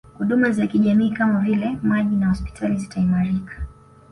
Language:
Swahili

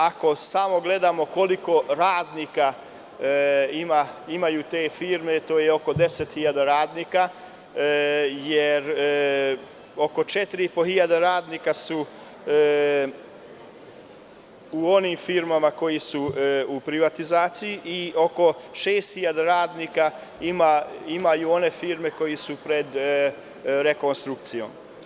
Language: Serbian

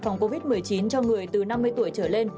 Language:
Vietnamese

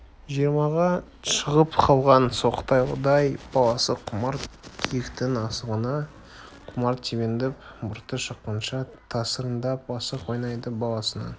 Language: Kazakh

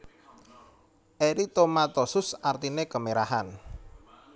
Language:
Javanese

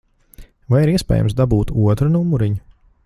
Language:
Latvian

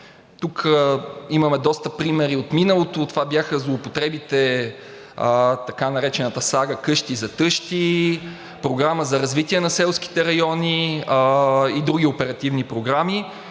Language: Bulgarian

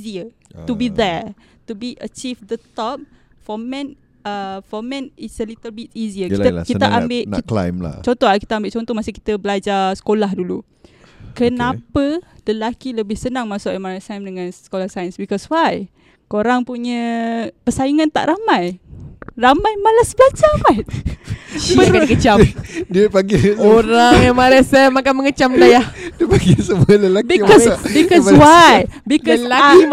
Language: Malay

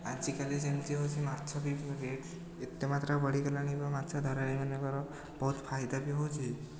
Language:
Odia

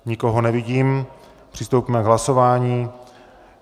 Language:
Czech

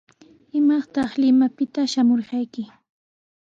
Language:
Sihuas Ancash Quechua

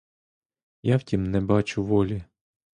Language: Ukrainian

